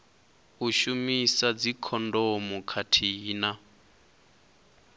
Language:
Venda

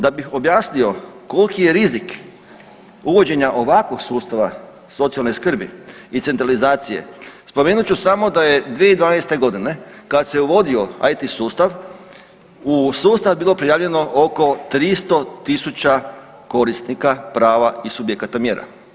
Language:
Croatian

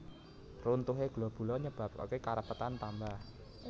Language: Javanese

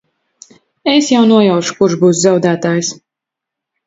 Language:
Latvian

